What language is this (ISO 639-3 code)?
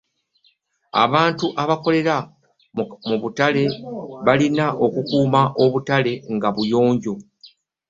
lug